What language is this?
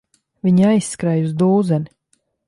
Latvian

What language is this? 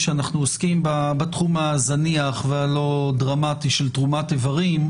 Hebrew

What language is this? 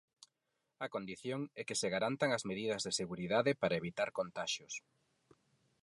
Galician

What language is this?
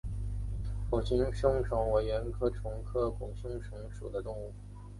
Chinese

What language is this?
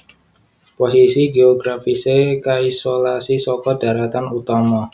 Javanese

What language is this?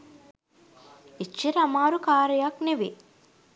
Sinhala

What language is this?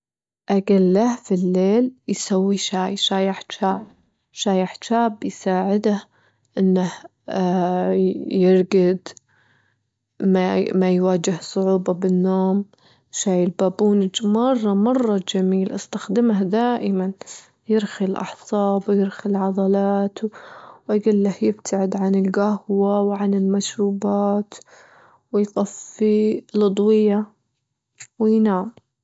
Gulf Arabic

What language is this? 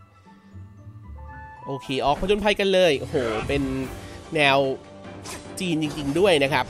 Thai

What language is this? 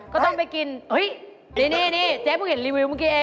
Thai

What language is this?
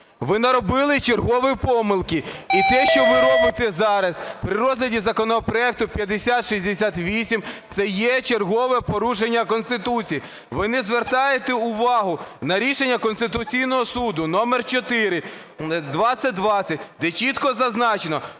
Ukrainian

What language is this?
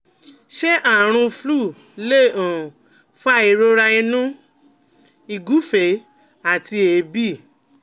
Yoruba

